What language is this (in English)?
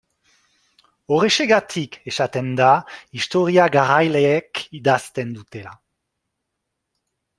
Basque